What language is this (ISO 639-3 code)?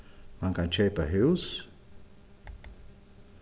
fao